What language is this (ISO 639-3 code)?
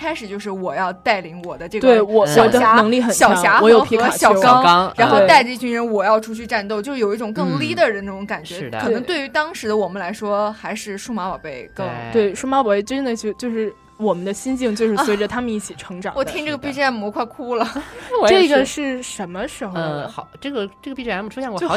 zho